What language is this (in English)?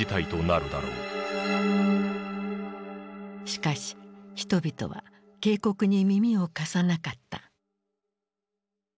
Japanese